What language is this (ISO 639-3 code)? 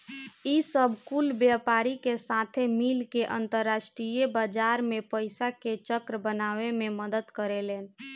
bho